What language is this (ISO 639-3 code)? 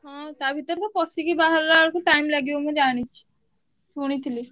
ori